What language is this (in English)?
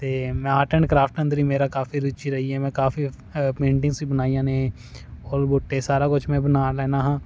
Punjabi